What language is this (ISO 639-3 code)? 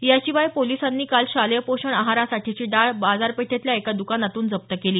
mar